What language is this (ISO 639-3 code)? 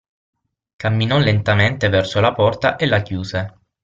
ita